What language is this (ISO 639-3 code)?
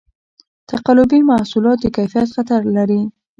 pus